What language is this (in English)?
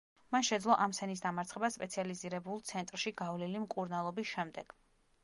Georgian